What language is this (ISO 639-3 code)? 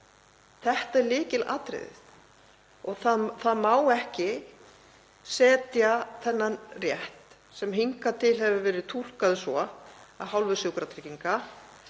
isl